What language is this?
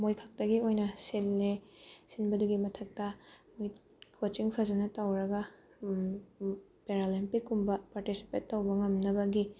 Manipuri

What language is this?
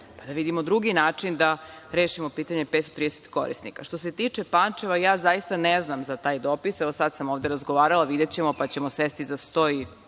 Serbian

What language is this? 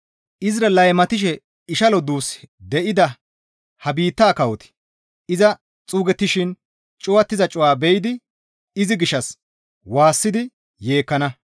Gamo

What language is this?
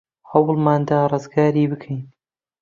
Central Kurdish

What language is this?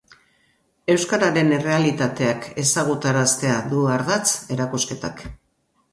Basque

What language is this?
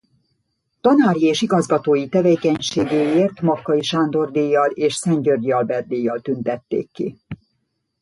Hungarian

